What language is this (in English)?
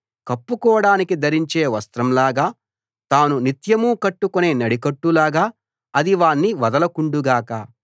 Telugu